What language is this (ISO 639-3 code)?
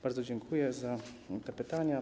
pol